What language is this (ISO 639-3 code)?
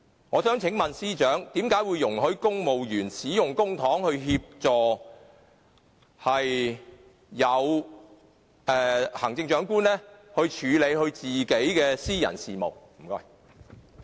yue